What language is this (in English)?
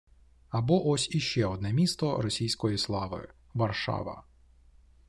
Ukrainian